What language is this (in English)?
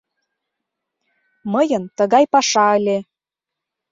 Mari